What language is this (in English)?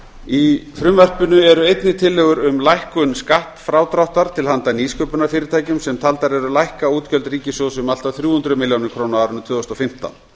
Icelandic